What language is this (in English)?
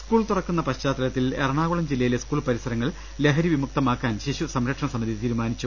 Malayalam